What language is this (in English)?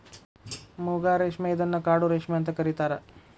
Kannada